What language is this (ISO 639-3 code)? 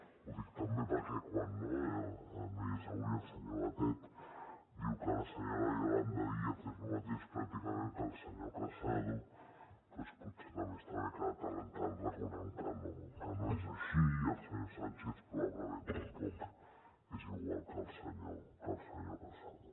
cat